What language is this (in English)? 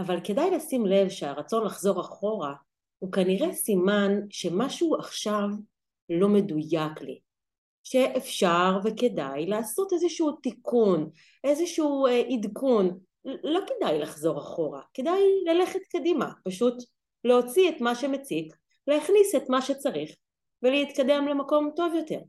Hebrew